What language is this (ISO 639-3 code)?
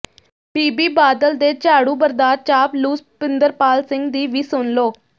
pan